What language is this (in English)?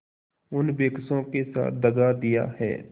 Hindi